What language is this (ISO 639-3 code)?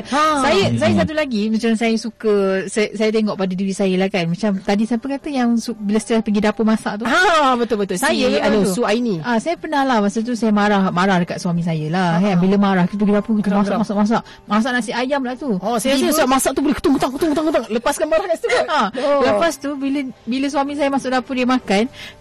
msa